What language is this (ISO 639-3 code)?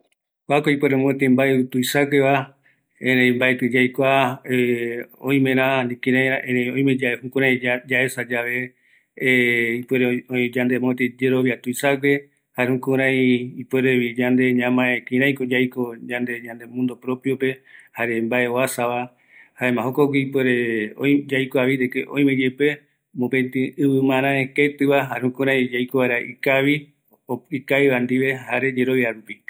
gui